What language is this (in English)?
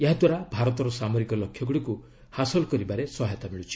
Odia